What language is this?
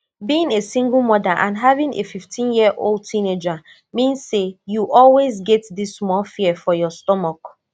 Nigerian Pidgin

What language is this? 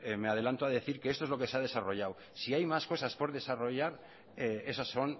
Spanish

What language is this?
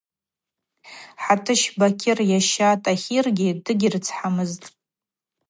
Abaza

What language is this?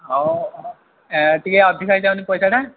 Odia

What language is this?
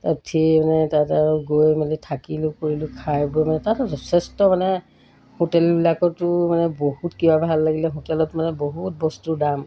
Assamese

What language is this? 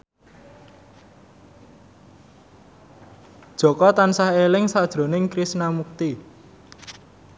Javanese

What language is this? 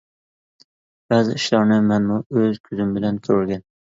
Uyghur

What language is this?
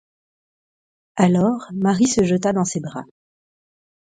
French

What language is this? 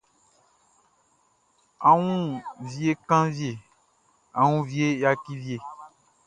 Baoulé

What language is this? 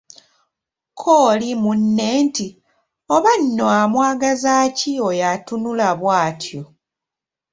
Ganda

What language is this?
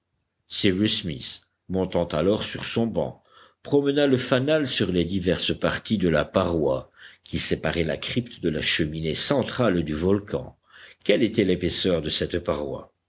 French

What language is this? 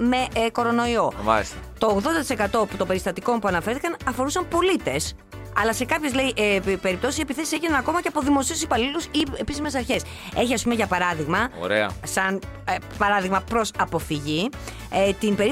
Greek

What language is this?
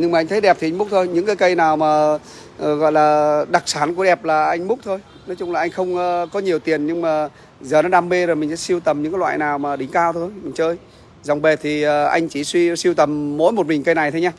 Vietnamese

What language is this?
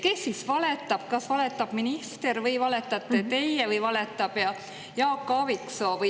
Estonian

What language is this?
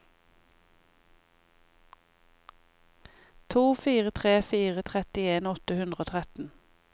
Norwegian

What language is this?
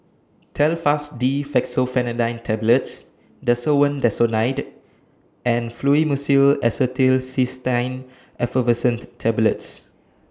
English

